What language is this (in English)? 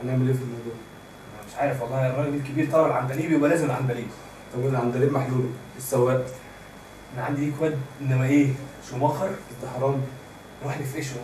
Arabic